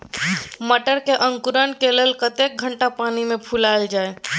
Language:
Maithili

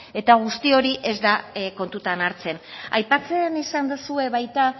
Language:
Basque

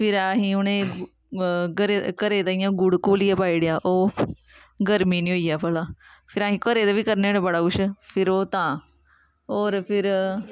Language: Dogri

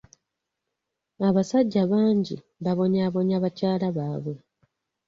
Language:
Ganda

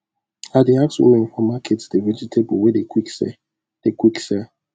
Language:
Nigerian Pidgin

